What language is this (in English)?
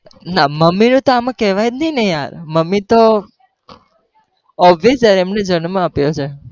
Gujarati